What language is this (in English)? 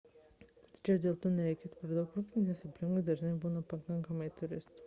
Lithuanian